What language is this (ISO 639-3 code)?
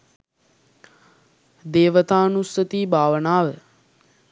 sin